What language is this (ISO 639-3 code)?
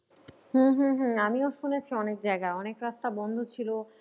ben